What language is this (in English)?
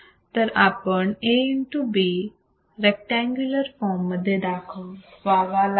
Marathi